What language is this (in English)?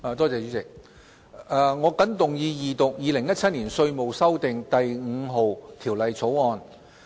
Cantonese